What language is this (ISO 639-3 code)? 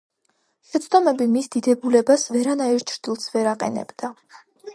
kat